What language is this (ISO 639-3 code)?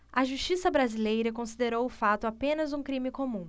por